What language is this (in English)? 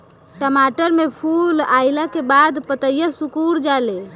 Bhojpuri